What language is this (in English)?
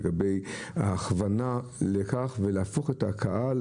Hebrew